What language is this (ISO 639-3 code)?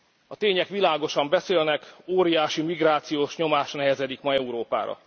hun